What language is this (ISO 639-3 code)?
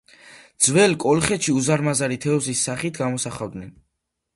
kat